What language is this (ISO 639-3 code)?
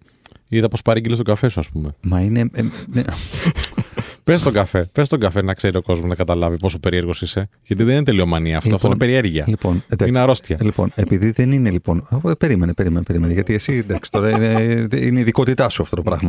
ell